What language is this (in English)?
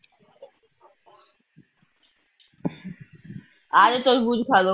Punjabi